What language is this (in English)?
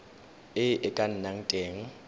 Tswana